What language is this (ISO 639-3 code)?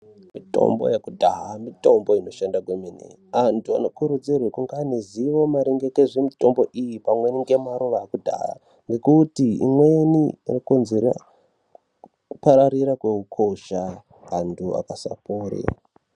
ndc